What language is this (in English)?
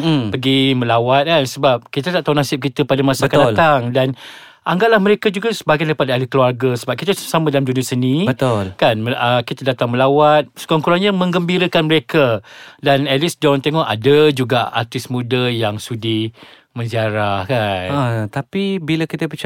Malay